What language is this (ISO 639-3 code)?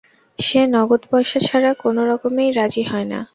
ben